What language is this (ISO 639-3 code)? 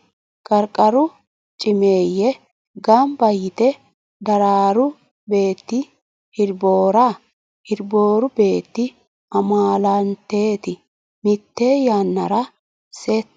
sid